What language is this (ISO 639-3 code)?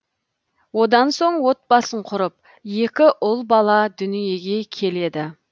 kaz